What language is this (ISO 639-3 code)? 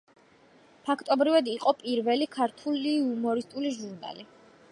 kat